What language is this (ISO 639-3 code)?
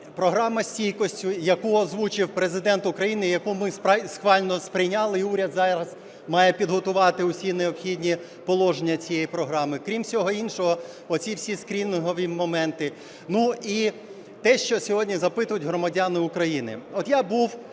ukr